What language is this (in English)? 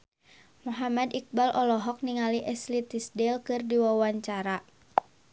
Sundanese